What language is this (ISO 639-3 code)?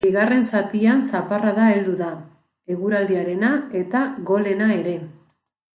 eus